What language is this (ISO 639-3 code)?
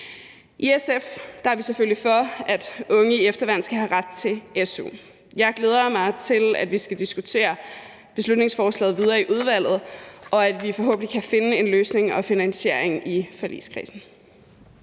dan